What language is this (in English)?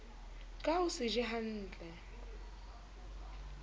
Southern Sotho